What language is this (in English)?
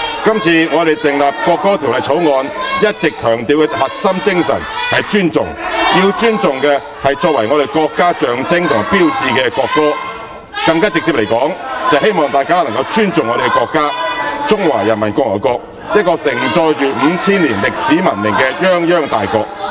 Cantonese